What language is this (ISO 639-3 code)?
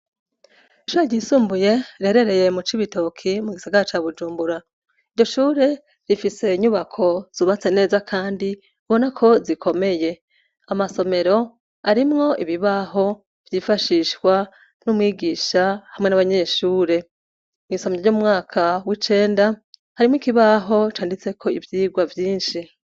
run